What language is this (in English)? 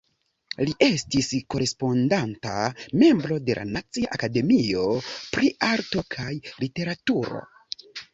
Esperanto